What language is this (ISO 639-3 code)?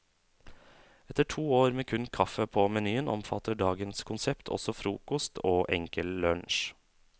nor